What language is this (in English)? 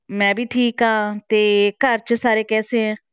Punjabi